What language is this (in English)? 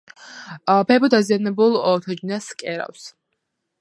Georgian